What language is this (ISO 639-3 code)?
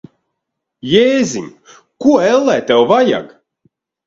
lav